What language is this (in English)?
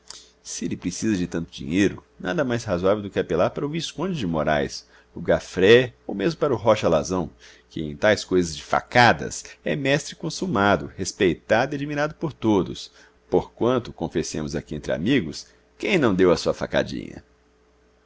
Portuguese